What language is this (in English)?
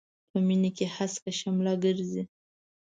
Pashto